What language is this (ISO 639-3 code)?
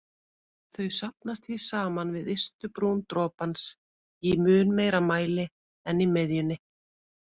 isl